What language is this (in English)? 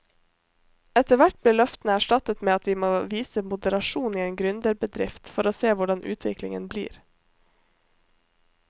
Norwegian